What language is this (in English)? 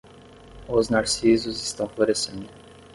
Portuguese